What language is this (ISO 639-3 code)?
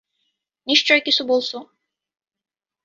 ben